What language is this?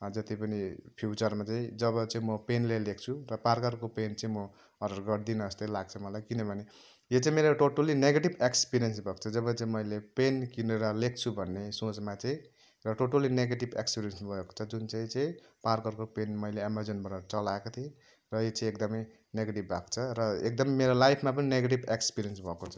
Nepali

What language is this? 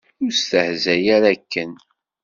Kabyle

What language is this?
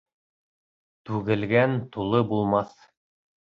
Bashkir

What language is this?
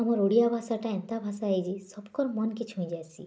Odia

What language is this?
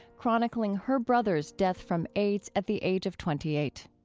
English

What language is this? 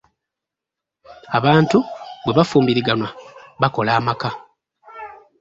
Ganda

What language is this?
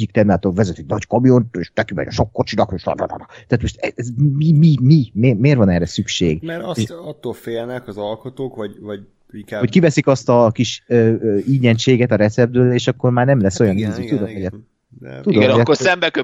Hungarian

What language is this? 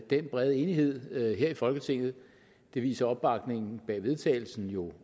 Danish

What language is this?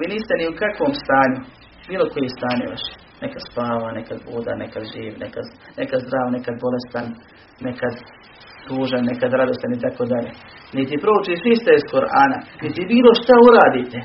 Croatian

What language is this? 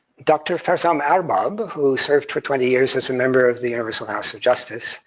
English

